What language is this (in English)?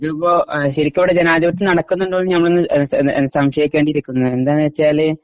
Malayalam